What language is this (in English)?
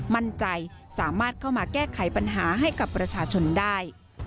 Thai